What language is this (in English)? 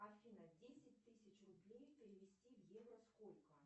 Russian